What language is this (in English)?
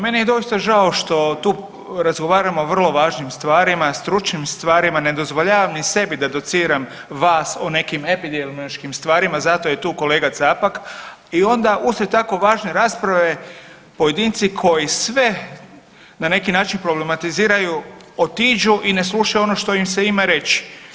Croatian